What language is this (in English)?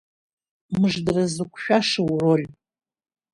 Abkhazian